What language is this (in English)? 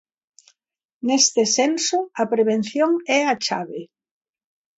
Galician